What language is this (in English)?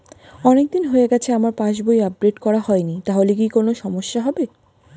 Bangla